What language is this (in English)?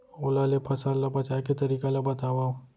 Chhattisgarhi